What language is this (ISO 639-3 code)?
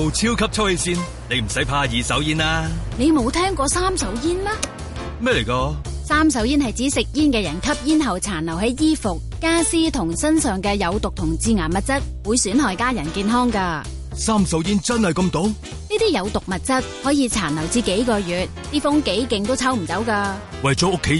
zho